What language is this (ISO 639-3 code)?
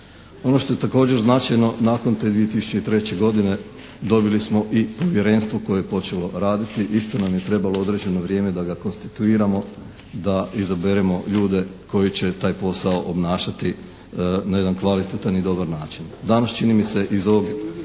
hrv